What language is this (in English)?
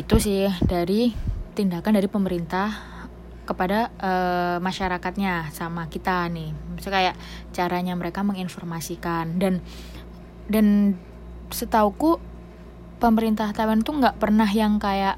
Indonesian